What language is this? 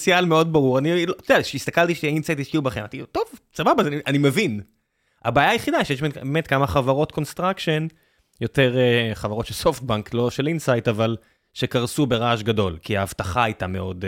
Hebrew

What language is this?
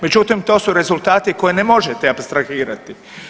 Croatian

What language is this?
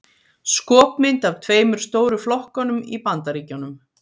Icelandic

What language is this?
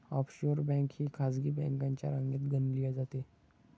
Marathi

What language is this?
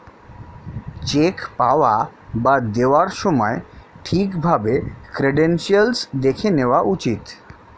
Bangla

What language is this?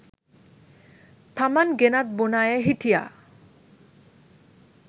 Sinhala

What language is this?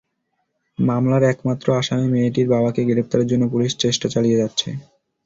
Bangla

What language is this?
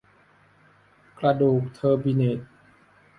Thai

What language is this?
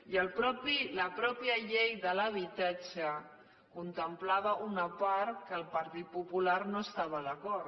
Catalan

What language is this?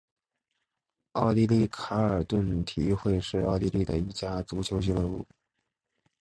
Chinese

